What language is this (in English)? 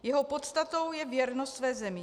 Czech